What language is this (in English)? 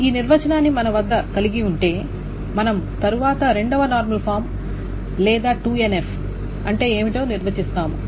Telugu